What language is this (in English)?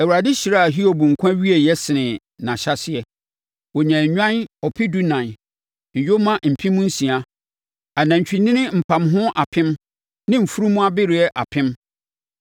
Akan